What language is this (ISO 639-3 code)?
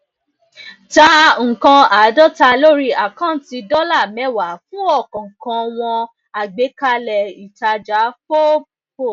yor